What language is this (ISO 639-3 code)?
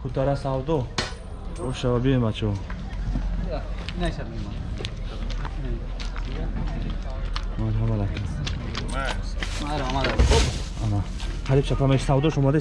tgk